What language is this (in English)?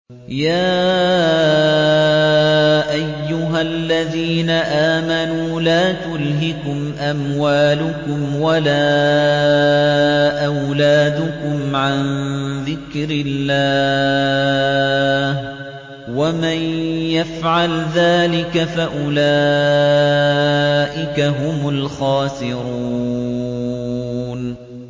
Arabic